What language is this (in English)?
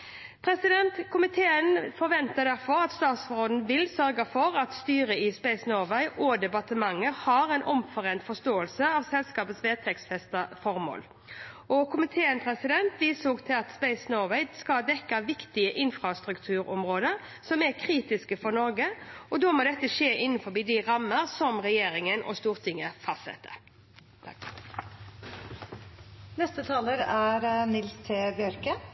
Norwegian